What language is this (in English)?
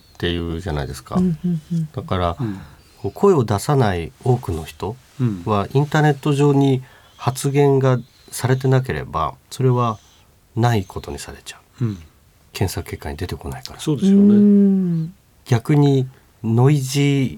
Japanese